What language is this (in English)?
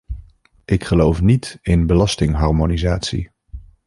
Dutch